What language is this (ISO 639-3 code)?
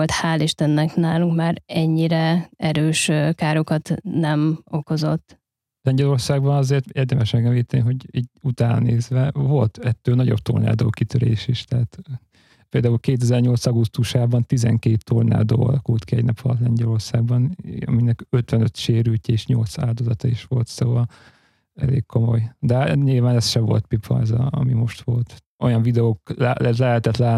hun